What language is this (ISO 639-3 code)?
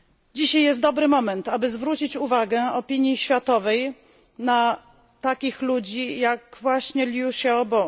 pol